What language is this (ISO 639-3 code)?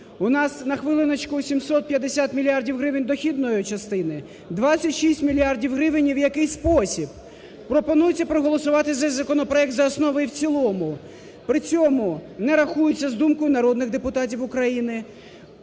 ukr